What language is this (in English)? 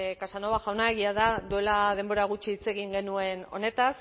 Basque